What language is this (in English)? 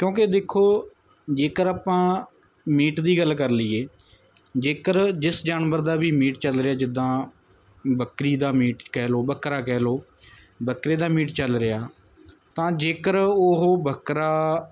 Punjabi